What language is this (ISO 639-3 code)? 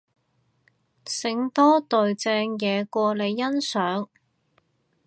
yue